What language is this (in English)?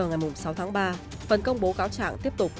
Vietnamese